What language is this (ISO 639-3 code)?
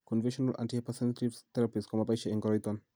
kln